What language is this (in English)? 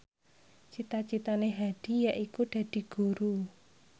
Javanese